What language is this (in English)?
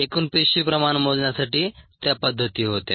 Marathi